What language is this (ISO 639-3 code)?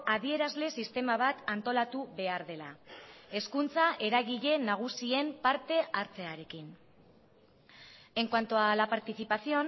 eus